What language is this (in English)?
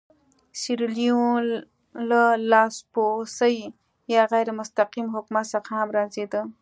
Pashto